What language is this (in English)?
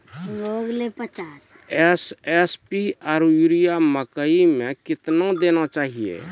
Maithili